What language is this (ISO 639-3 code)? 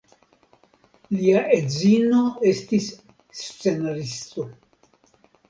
epo